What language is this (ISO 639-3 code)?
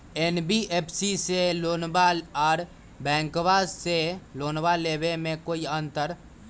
mag